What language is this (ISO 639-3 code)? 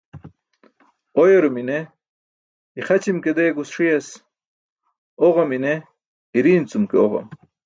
bsk